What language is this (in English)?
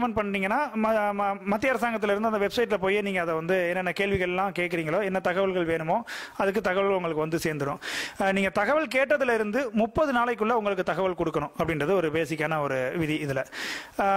Tamil